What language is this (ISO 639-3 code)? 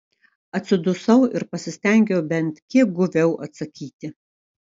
lit